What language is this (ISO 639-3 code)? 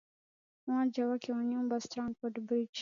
swa